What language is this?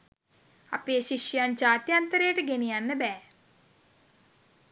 Sinhala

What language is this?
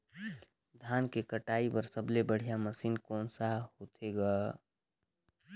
Chhattisgarhi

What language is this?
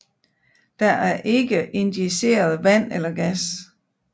Danish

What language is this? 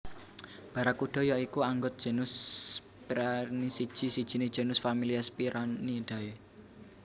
Javanese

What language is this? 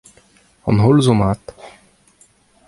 Breton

